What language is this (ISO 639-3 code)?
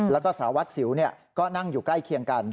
tha